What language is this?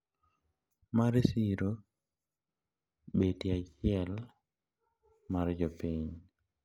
Luo (Kenya and Tanzania)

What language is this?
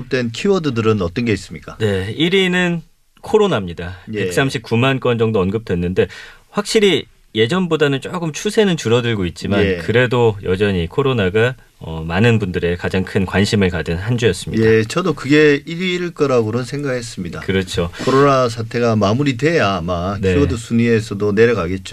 Korean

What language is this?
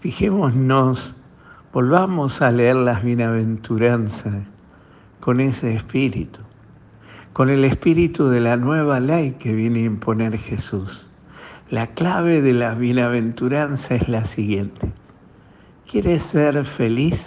Spanish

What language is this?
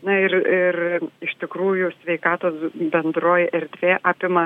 Lithuanian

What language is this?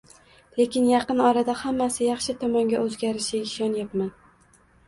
Uzbek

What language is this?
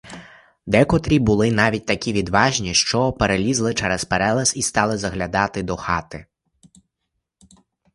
Ukrainian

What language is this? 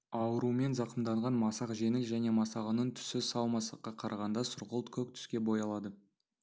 Kazakh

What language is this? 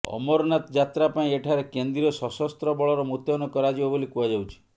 Odia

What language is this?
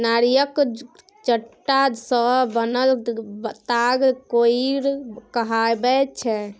Maithili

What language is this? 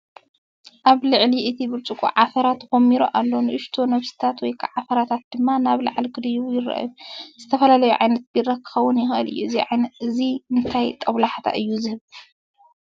Tigrinya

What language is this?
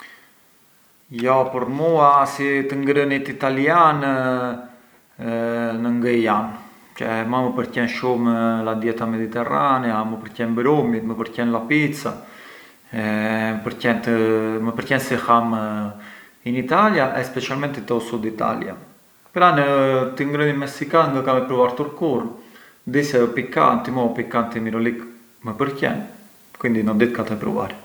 Arbëreshë Albanian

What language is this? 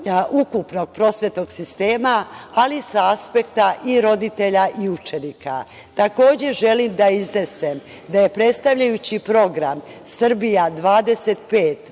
Serbian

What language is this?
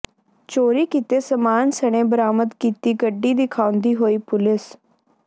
Punjabi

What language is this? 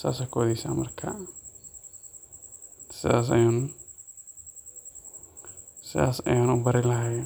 Somali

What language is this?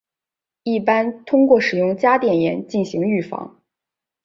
Chinese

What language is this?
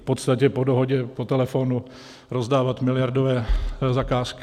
Czech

